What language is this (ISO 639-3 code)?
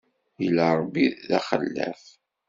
kab